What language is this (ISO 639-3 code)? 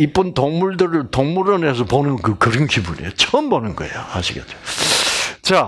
kor